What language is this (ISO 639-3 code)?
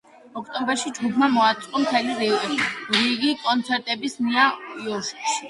kat